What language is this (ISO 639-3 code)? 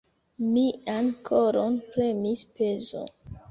epo